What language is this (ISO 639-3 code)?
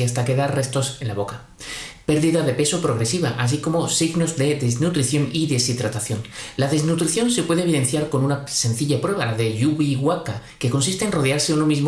spa